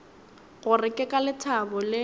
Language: Northern Sotho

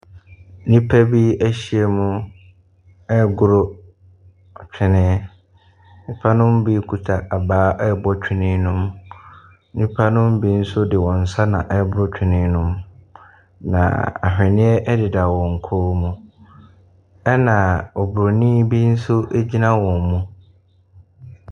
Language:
Akan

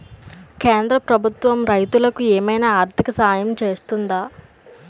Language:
Telugu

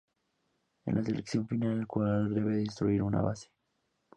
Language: Spanish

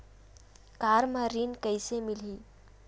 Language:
Chhattisgarhi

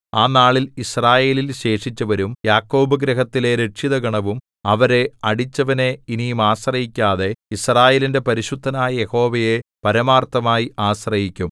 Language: Malayalam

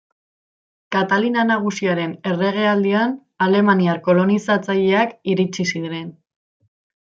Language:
Basque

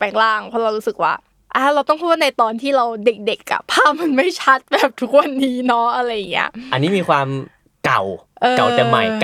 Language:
Thai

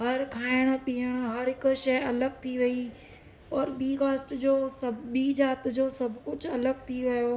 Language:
Sindhi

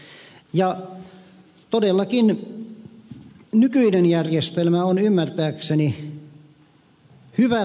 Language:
Finnish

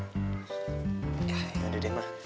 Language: Indonesian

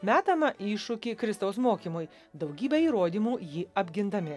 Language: Lithuanian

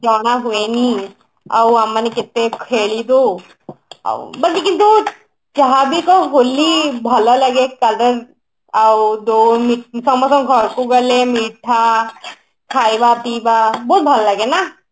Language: Odia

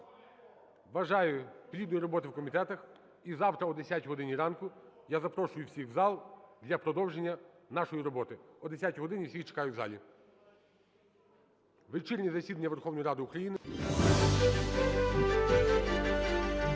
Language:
Ukrainian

